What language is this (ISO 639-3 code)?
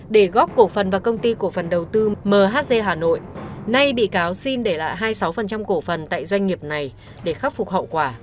vie